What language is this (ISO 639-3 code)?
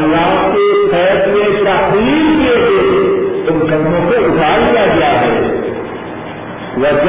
urd